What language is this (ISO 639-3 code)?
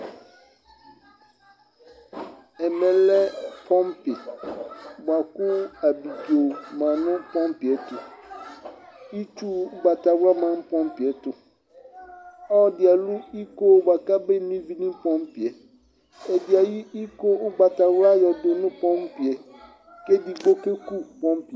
kpo